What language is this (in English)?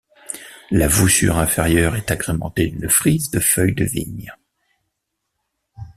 French